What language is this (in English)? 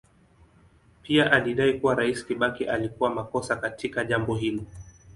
Swahili